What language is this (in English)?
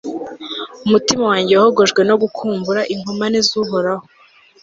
Kinyarwanda